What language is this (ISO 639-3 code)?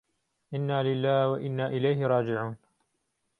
ckb